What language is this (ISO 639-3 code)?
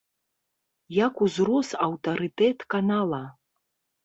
bel